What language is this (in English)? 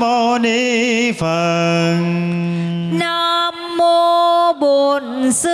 Vietnamese